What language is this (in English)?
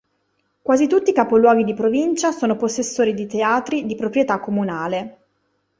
Italian